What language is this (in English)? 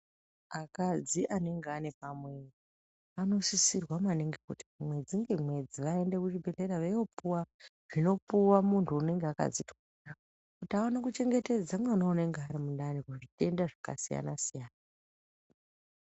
Ndau